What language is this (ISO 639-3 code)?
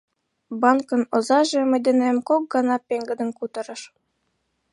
chm